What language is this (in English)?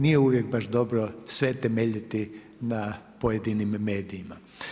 Croatian